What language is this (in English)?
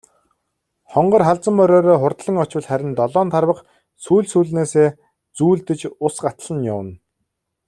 Mongolian